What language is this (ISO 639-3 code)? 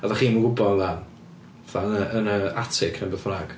cym